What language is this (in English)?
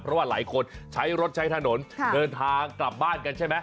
Thai